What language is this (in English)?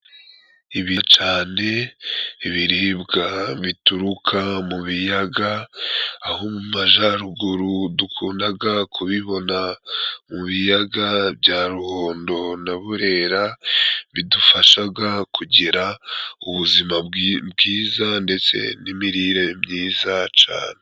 Kinyarwanda